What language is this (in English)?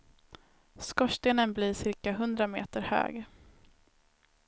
Swedish